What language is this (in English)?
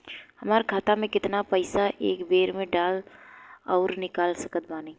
Bhojpuri